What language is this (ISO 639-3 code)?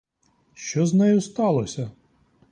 ukr